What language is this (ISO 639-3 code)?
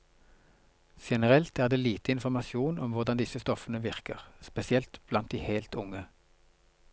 nor